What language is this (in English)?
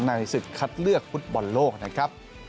Thai